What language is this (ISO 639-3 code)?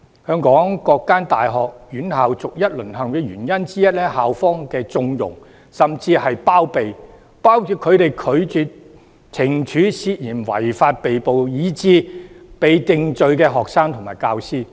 yue